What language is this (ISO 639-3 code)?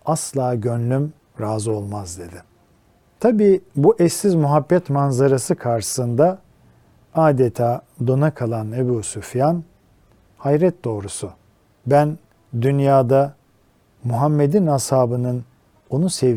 tur